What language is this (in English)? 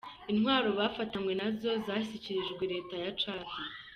Kinyarwanda